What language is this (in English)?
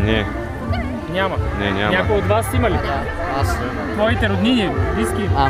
Bulgarian